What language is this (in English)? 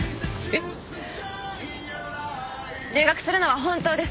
Japanese